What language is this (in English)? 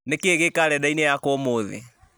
Kikuyu